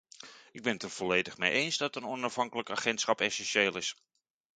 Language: Dutch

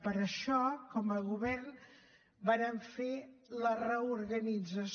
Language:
Catalan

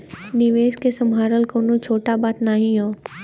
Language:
Bhojpuri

